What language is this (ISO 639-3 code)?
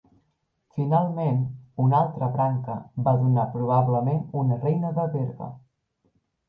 cat